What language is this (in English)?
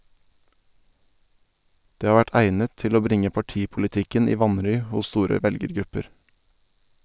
Norwegian